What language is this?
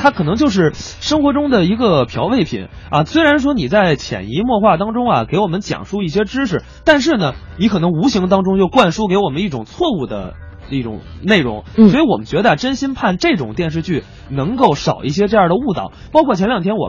Chinese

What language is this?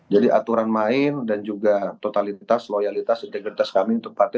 Indonesian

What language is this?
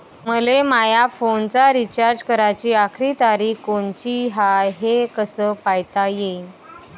Marathi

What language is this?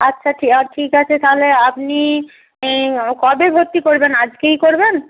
Bangla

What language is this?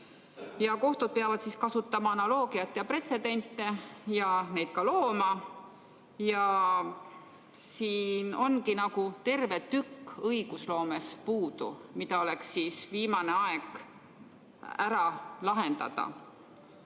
Estonian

